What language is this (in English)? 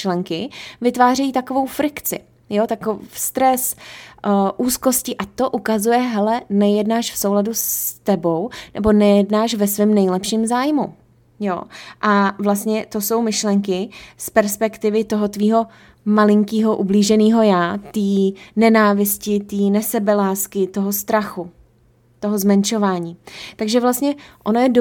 Czech